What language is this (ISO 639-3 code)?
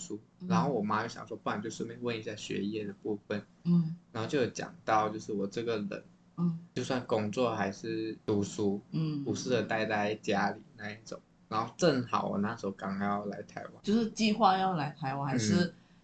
zho